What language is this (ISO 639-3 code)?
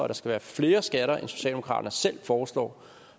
dan